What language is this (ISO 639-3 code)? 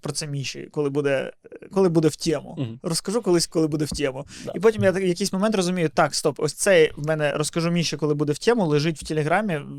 ukr